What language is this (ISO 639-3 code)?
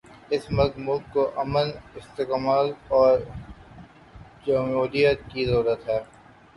urd